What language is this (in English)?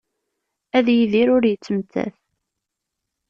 Kabyle